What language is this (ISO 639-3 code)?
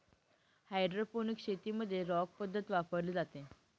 mar